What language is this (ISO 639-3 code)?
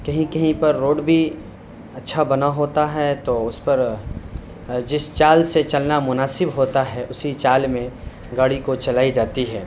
urd